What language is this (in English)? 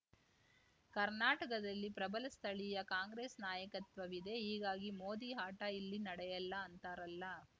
Kannada